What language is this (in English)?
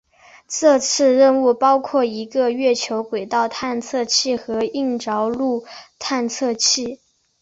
Chinese